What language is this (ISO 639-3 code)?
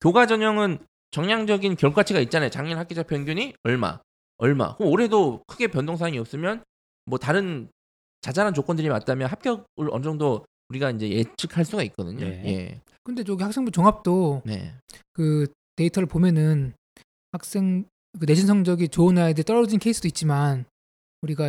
kor